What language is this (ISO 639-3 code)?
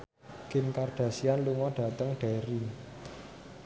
jav